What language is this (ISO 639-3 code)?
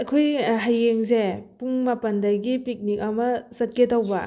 mni